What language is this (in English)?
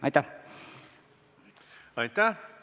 Estonian